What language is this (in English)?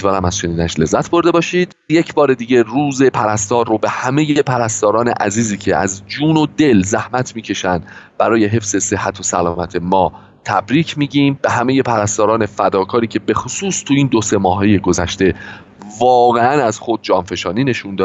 Persian